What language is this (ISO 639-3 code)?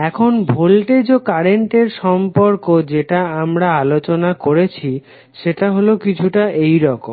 ben